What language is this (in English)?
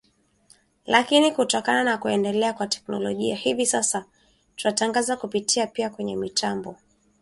Swahili